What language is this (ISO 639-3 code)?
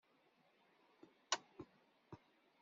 kab